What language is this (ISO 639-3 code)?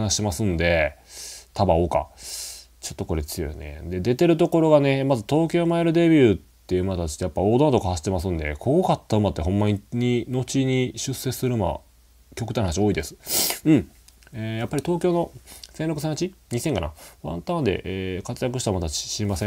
jpn